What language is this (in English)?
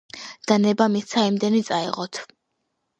Georgian